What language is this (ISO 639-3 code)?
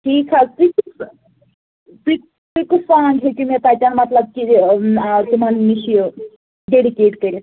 kas